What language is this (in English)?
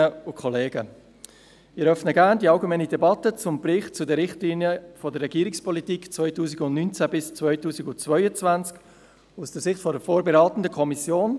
Swiss German